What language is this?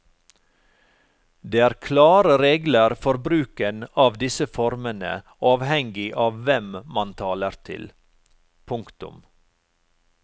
Norwegian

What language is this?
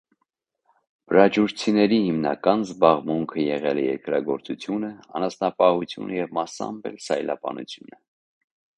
Armenian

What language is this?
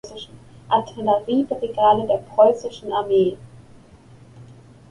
German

